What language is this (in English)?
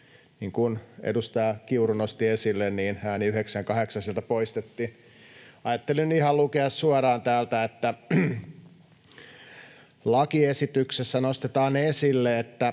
Finnish